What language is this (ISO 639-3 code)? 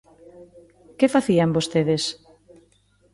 glg